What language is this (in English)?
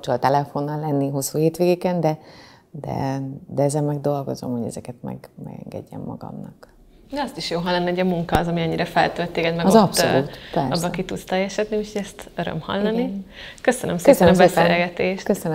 Hungarian